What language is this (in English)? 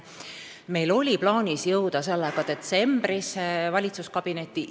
Estonian